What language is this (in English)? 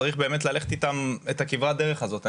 Hebrew